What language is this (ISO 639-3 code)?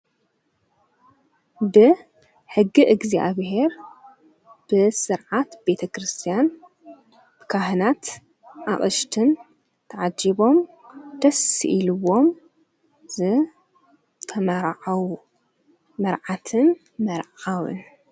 tir